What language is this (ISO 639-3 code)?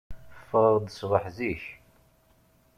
kab